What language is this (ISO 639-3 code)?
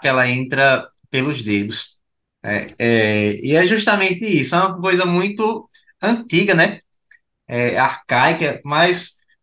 por